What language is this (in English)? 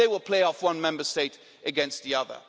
English